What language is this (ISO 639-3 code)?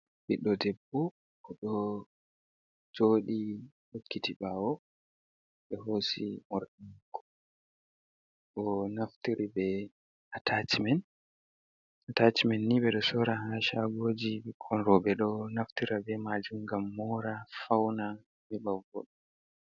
ful